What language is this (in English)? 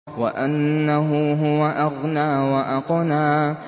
Arabic